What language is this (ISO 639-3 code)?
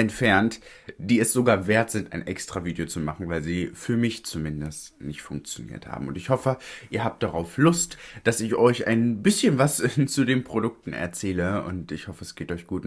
deu